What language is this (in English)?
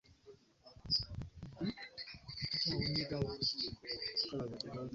Ganda